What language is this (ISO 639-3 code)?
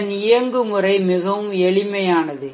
tam